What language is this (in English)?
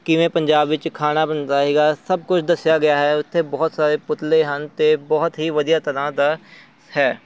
Punjabi